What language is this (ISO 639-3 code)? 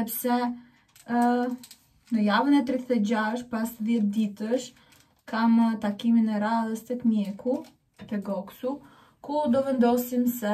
ron